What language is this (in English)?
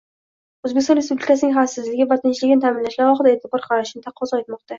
Uzbek